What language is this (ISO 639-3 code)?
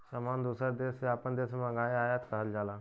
bho